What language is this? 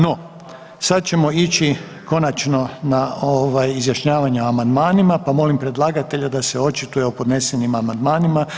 Croatian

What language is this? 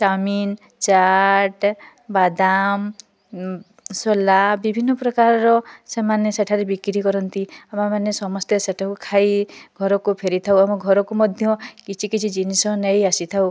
Odia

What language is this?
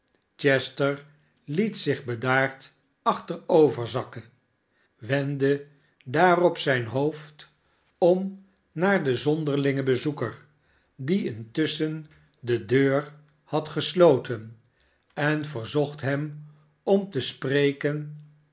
Dutch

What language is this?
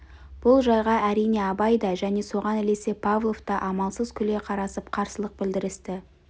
Kazakh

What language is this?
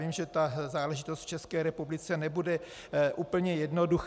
Czech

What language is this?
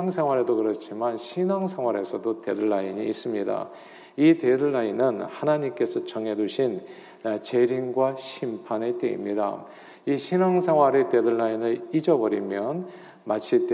Korean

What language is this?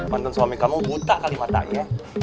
Indonesian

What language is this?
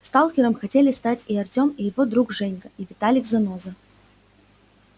Russian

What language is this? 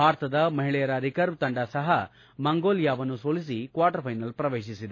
Kannada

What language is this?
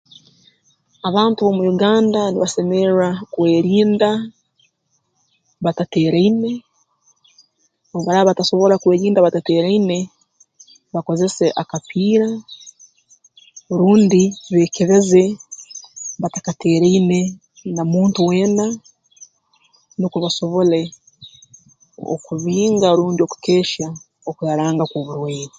Tooro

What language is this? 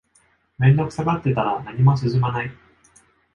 Japanese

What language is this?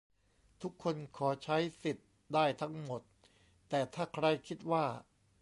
Thai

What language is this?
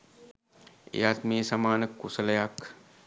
Sinhala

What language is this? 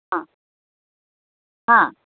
Marathi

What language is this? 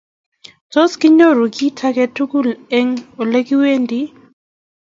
Kalenjin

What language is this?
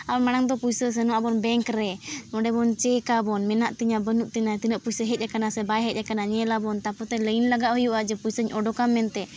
Santali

